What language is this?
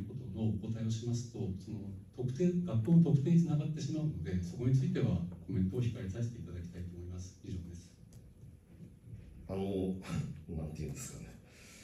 Japanese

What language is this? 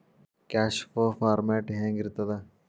Kannada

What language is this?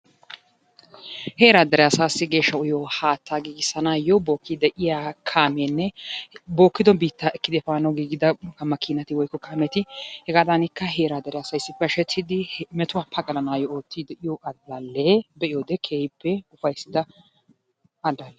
Wolaytta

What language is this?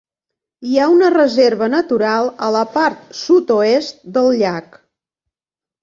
Catalan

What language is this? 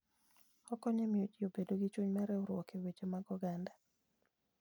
Luo (Kenya and Tanzania)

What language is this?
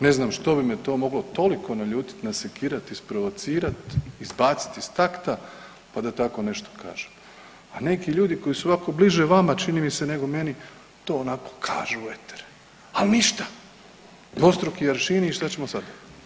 Croatian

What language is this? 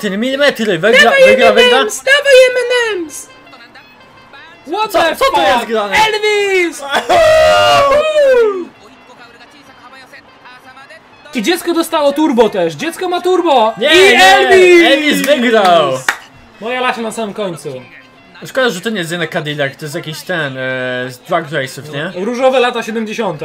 Polish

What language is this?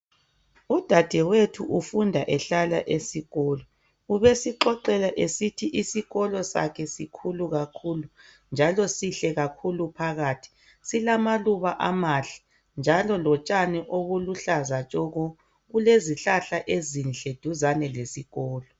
North Ndebele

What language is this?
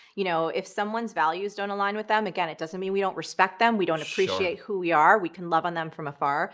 English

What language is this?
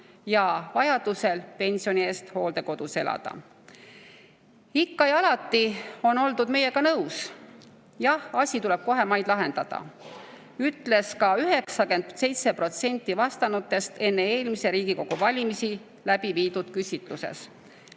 Estonian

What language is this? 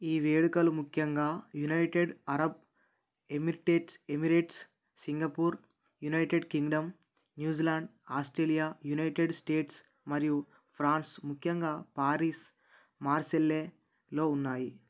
Telugu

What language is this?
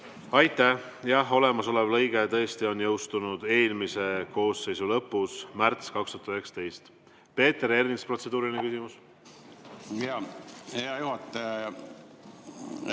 Estonian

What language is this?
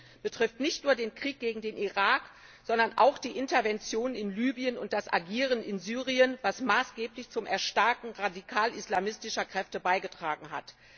German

